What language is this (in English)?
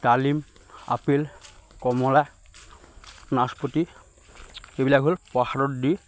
Assamese